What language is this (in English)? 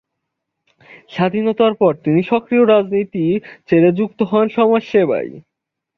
Bangla